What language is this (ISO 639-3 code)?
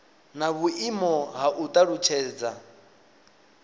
ven